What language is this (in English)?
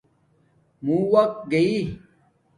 Domaaki